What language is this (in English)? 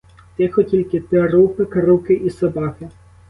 Ukrainian